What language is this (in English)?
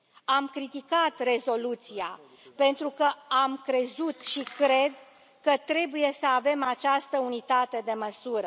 Romanian